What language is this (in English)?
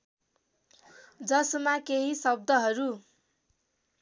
Nepali